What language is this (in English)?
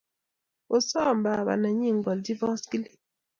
Kalenjin